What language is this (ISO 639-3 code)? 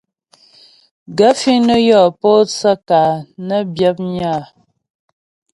bbj